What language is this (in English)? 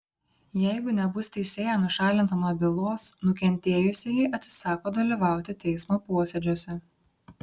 Lithuanian